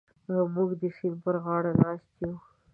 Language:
Pashto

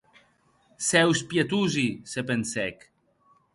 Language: Occitan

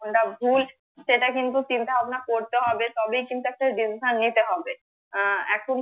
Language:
Bangla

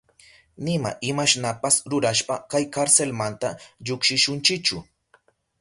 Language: Southern Pastaza Quechua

